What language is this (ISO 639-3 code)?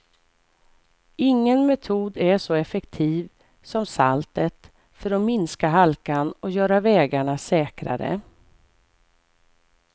swe